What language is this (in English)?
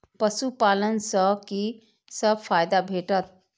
Maithili